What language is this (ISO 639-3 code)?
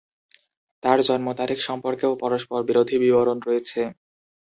ben